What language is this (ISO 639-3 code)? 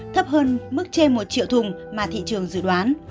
vie